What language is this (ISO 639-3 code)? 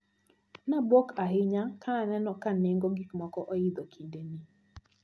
luo